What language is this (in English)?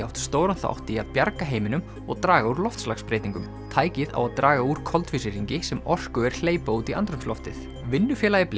Icelandic